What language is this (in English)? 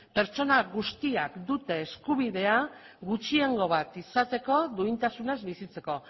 Basque